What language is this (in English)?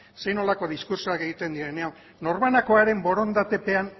Basque